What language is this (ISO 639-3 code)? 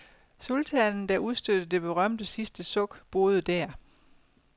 dan